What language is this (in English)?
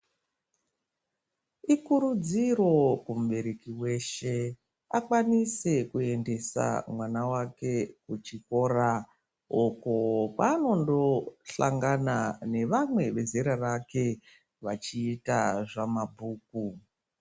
Ndau